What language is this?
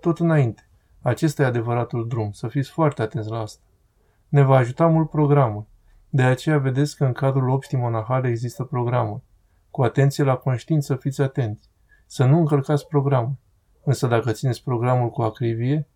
Romanian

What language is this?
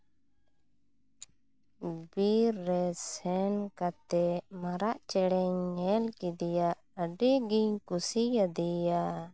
Santali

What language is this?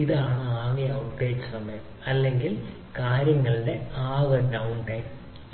Malayalam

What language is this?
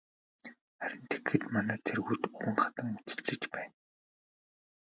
Mongolian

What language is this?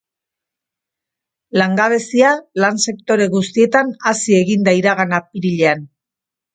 Basque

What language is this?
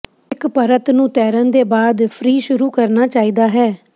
Punjabi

